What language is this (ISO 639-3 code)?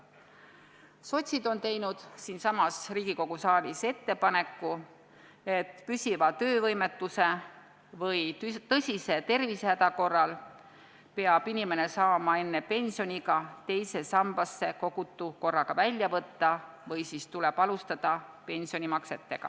est